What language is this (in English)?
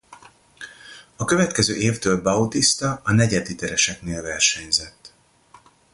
Hungarian